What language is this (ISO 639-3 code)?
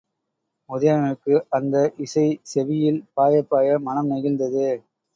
tam